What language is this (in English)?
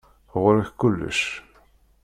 Kabyle